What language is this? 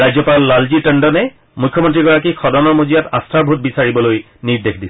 Assamese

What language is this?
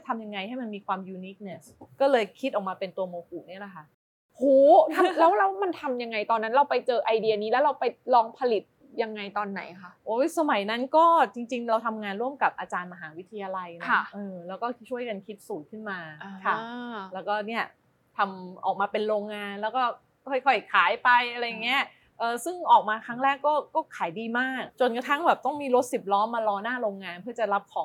Thai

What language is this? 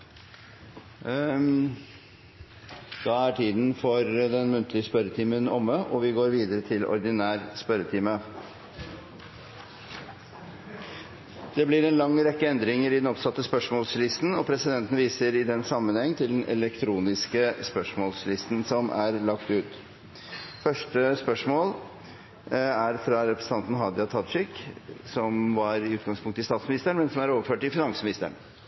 Norwegian Bokmål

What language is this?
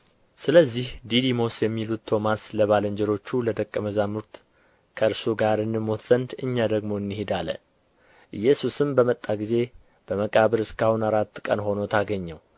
Amharic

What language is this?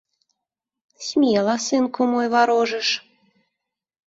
Belarusian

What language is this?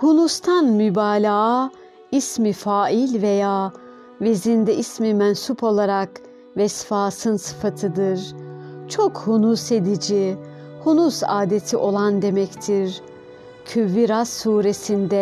Turkish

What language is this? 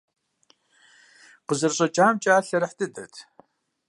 Kabardian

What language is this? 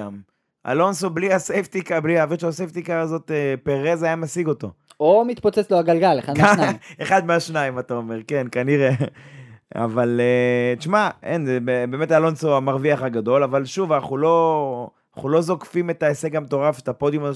Hebrew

